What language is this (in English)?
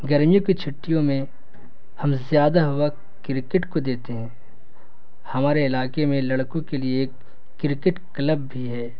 Urdu